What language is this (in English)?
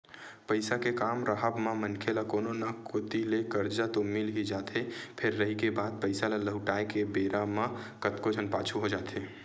Chhattisgarhi